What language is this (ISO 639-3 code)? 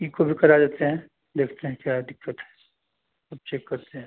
hin